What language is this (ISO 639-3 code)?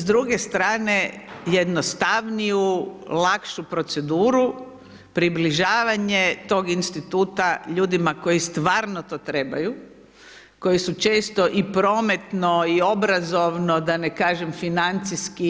hrv